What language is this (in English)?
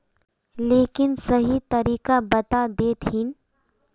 Magahi